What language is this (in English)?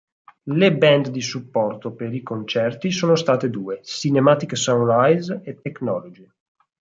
Italian